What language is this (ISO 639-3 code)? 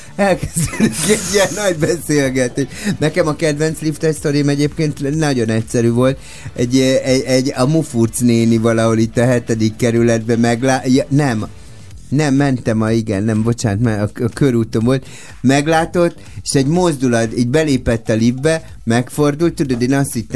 hun